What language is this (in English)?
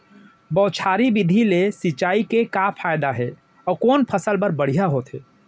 Chhattisgarhi